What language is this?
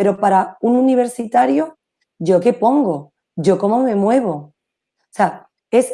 Spanish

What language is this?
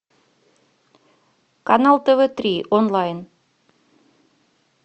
Russian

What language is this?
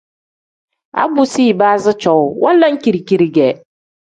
Tem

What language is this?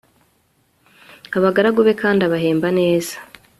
Kinyarwanda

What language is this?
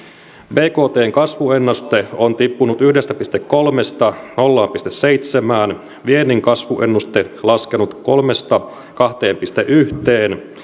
Finnish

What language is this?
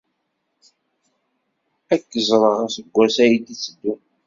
Kabyle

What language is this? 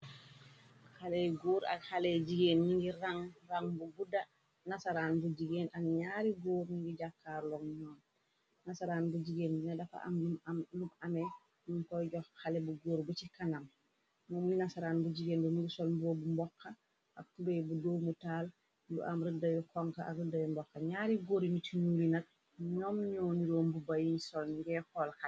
Wolof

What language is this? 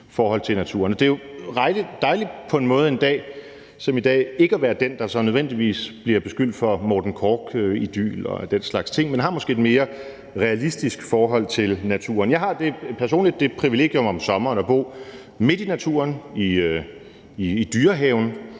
Danish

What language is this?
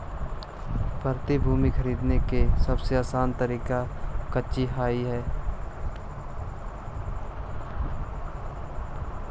Magahi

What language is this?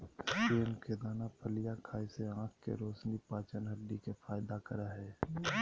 Magahi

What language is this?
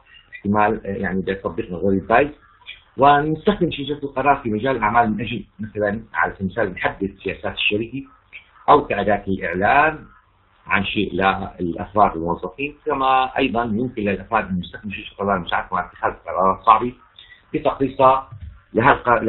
Arabic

